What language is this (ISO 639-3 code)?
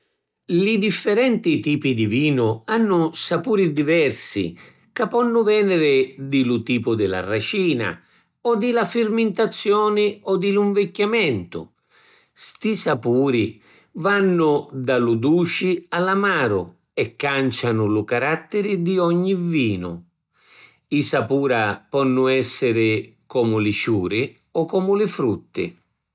scn